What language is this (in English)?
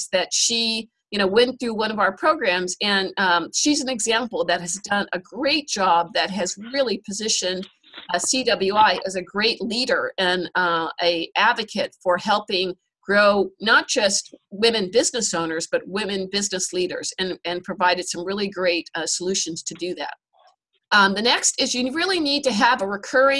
English